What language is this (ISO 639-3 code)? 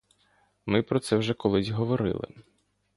ukr